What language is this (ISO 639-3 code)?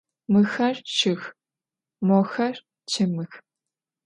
ady